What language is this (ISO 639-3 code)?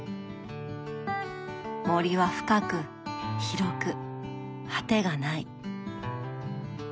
jpn